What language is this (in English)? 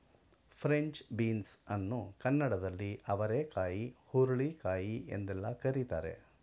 Kannada